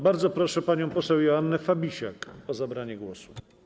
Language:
Polish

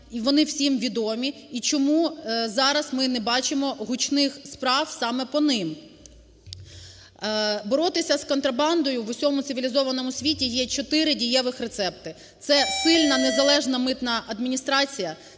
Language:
Ukrainian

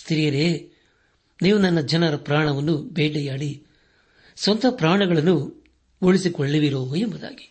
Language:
Kannada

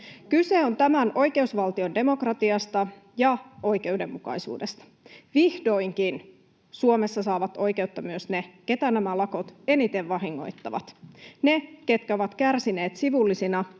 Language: Finnish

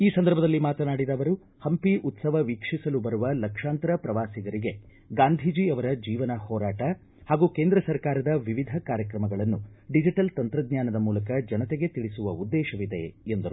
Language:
Kannada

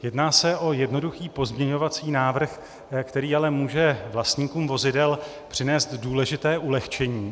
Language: Czech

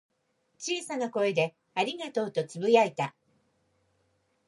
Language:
Japanese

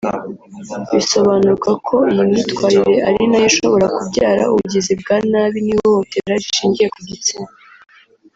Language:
Kinyarwanda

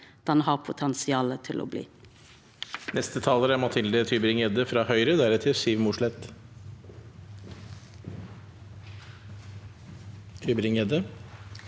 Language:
Norwegian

